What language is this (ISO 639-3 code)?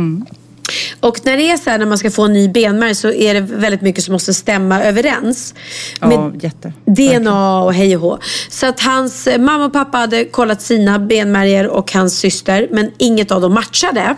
swe